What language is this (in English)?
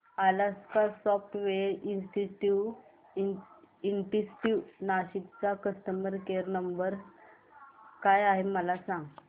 Marathi